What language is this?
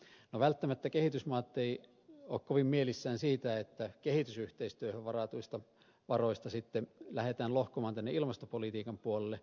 Finnish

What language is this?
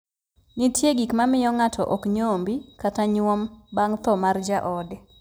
Luo (Kenya and Tanzania)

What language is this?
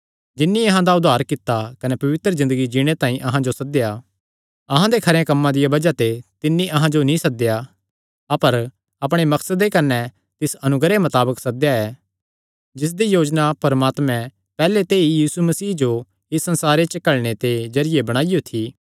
Kangri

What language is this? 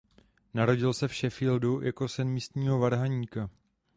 Czech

